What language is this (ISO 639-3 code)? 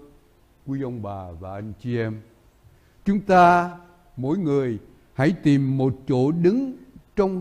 vie